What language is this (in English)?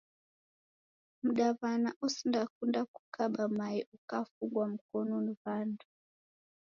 Taita